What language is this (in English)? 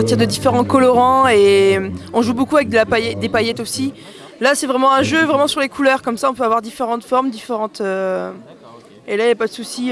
French